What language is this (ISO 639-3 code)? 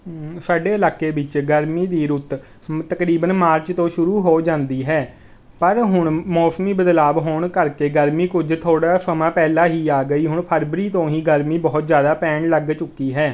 pan